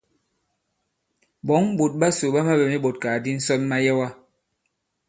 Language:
Bankon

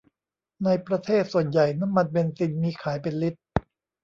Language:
Thai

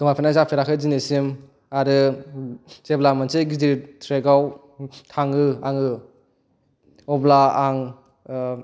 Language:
Bodo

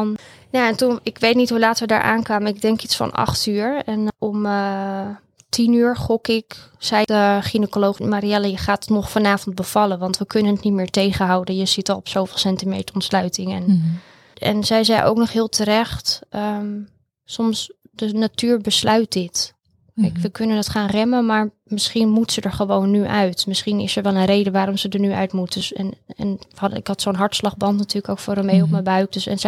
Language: Dutch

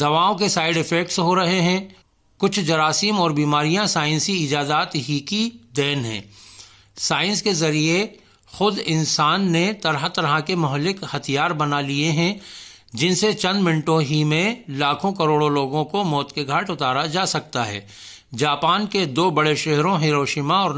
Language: Urdu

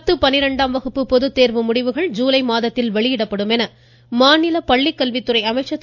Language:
Tamil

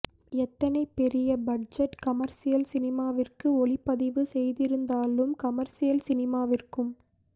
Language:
Tamil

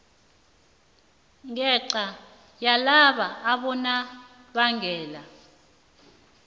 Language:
South Ndebele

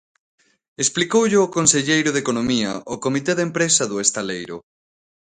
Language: Galician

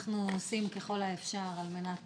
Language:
Hebrew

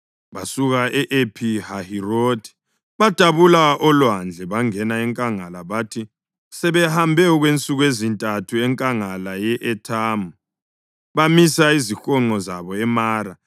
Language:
North Ndebele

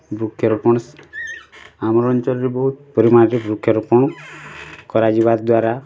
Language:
Odia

